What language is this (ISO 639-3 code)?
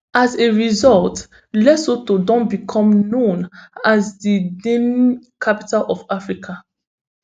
pcm